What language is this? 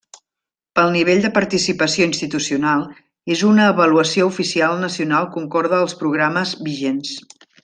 Catalan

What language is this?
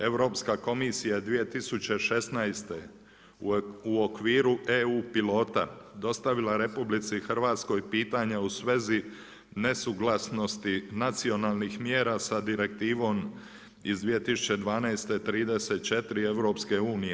Croatian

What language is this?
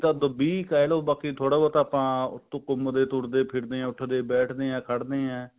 Punjabi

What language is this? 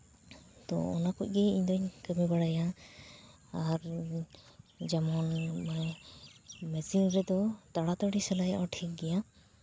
Santali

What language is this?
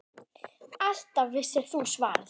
Icelandic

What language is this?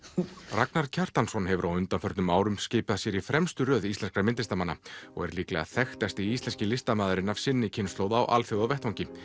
Icelandic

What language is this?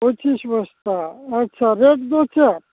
Santali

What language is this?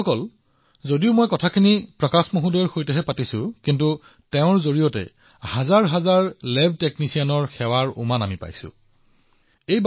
Assamese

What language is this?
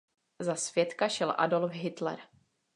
Czech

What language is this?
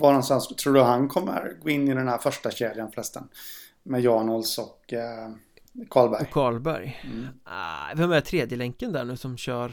Swedish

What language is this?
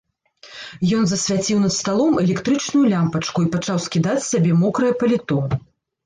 Belarusian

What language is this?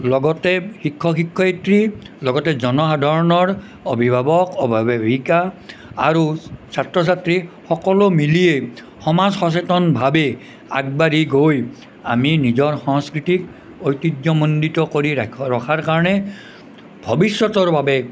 Assamese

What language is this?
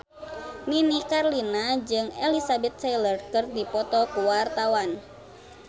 Sundanese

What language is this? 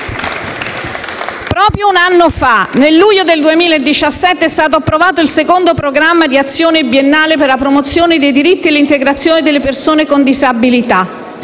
Italian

